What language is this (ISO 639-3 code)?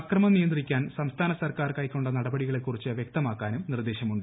mal